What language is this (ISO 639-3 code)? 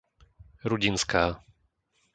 slk